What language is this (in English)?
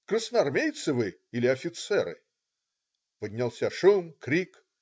Russian